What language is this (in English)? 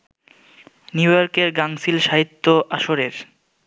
Bangla